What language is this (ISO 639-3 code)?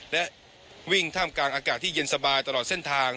tha